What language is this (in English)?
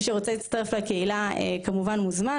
Hebrew